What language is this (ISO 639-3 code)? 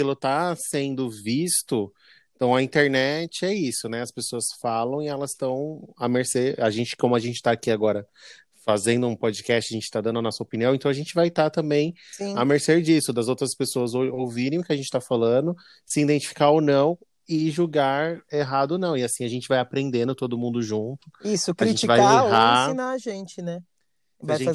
por